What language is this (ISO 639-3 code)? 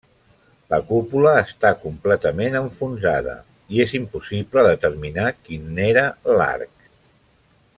cat